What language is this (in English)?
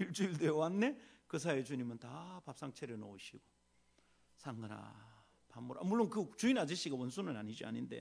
Korean